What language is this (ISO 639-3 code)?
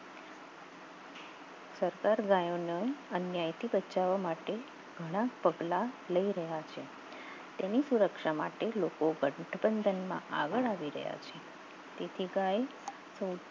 guj